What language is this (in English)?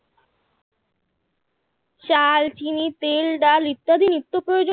Bangla